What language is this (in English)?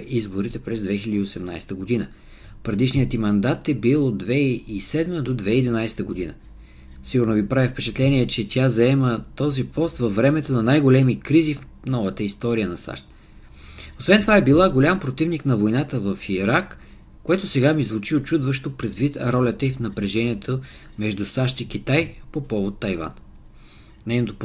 Bulgarian